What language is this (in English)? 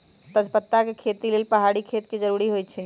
Magahi